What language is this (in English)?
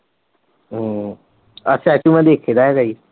Punjabi